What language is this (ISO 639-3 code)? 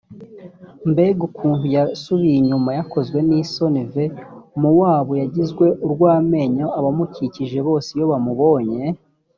kin